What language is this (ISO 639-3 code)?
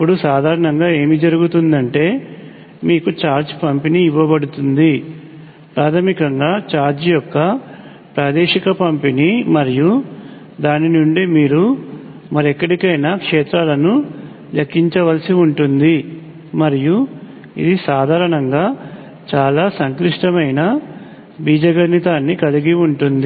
tel